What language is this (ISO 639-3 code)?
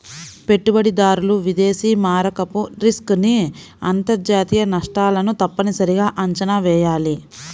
tel